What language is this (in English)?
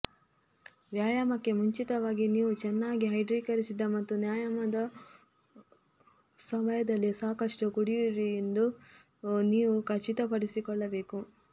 Kannada